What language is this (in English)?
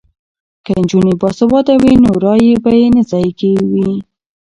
Pashto